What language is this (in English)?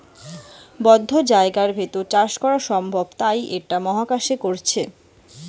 Bangla